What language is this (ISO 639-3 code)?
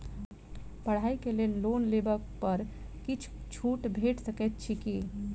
mai